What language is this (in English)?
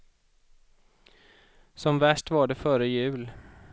Swedish